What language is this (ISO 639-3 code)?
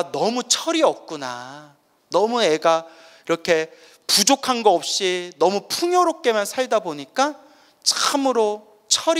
kor